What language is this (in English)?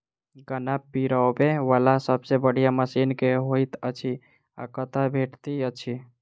Maithili